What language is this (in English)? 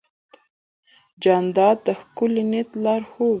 Pashto